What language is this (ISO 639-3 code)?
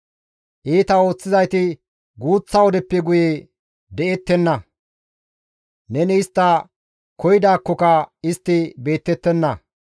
gmv